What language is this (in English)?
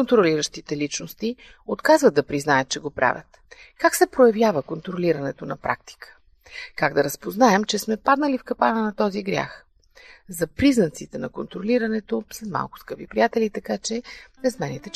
Bulgarian